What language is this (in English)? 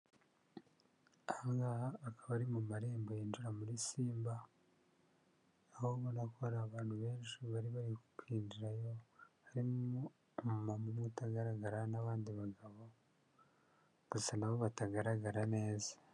Kinyarwanda